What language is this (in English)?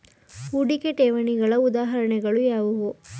Kannada